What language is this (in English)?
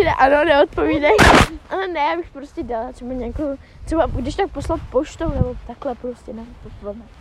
Czech